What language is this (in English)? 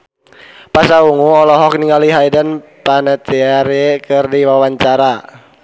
Sundanese